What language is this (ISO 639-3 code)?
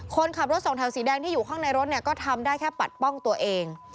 tha